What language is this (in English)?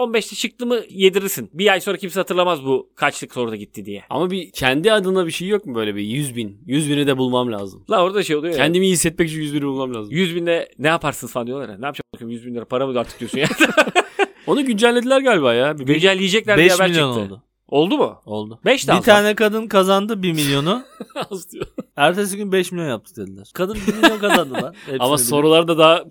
Turkish